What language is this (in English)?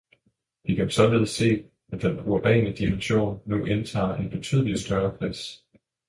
Danish